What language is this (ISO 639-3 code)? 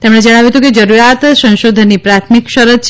guj